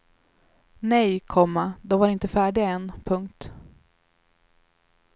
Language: Swedish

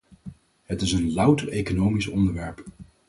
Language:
Dutch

